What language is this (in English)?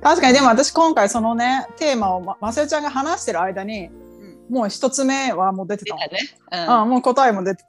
Japanese